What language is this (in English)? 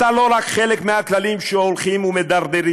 Hebrew